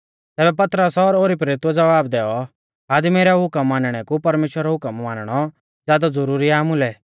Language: Mahasu Pahari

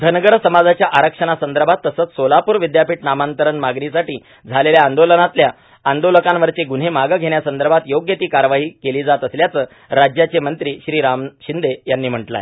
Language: Marathi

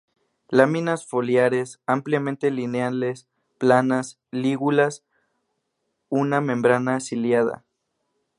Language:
Spanish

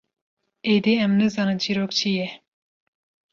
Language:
Kurdish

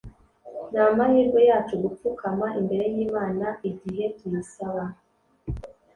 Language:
Kinyarwanda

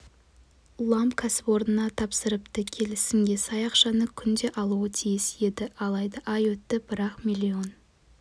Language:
Kazakh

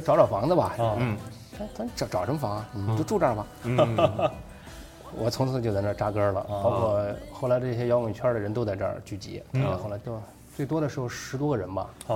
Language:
Chinese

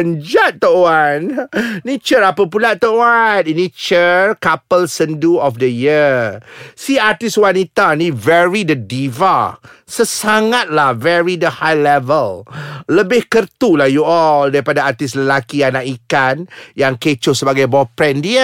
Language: Malay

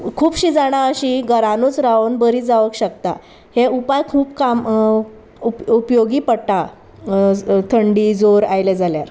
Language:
Konkani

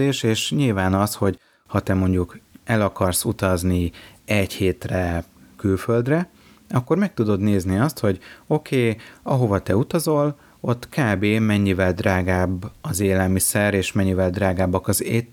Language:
Hungarian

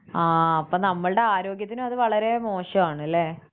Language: Malayalam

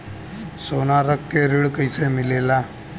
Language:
Bhojpuri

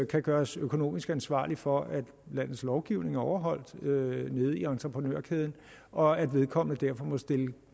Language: Danish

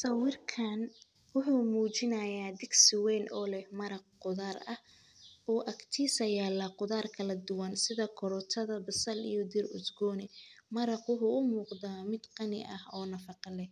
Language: Somali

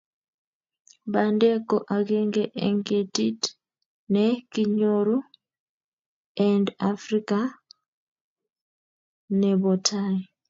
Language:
Kalenjin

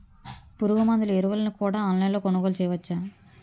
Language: Telugu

